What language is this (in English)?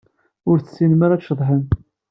Kabyle